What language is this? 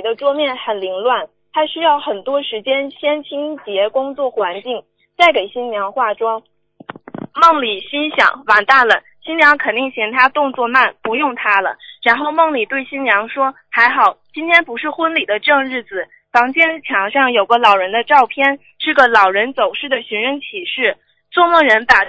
Chinese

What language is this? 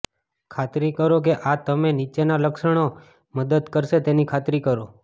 Gujarati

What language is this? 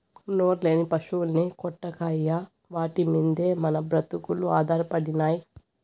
Telugu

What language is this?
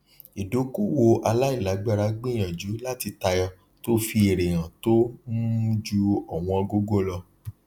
Yoruba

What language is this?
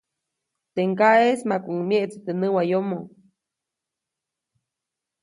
Copainalá Zoque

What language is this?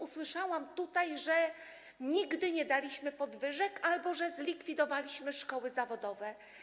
Polish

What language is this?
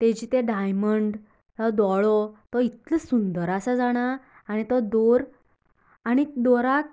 Konkani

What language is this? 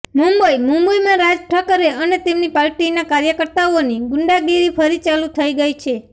Gujarati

